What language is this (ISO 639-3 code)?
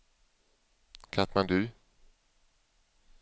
swe